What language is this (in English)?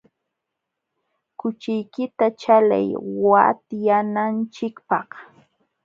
Jauja Wanca Quechua